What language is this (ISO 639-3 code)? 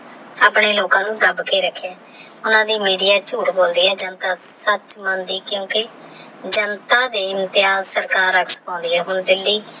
pan